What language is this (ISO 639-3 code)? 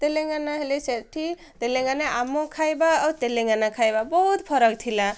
ori